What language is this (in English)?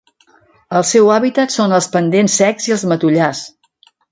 Catalan